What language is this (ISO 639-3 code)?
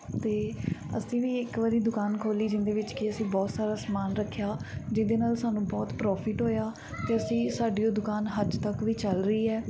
pan